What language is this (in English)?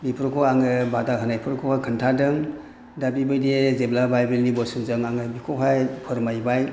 Bodo